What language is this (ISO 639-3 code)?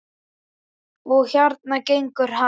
isl